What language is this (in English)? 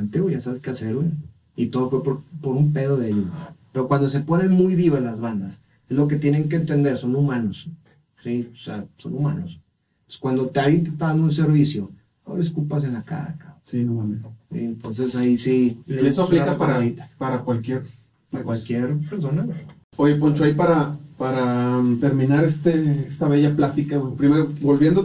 Spanish